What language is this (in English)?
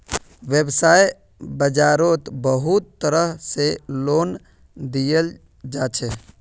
Magahi